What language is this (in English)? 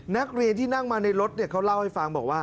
Thai